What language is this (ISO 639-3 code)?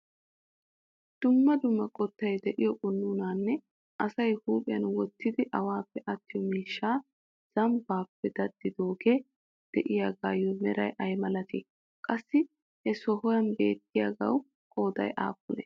wal